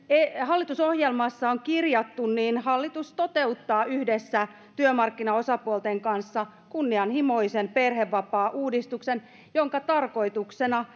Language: Finnish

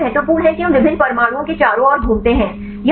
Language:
Hindi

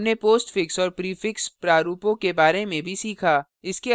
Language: Hindi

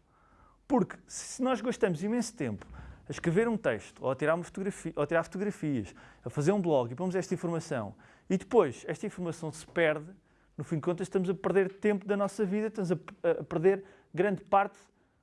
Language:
Portuguese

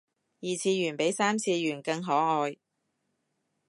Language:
Cantonese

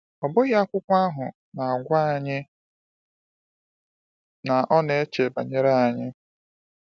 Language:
Igbo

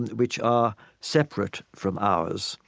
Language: English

